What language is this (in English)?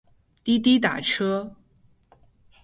Chinese